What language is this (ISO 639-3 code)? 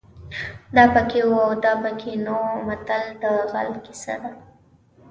pus